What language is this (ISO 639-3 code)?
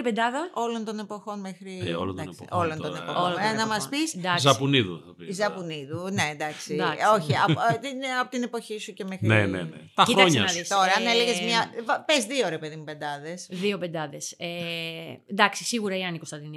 ell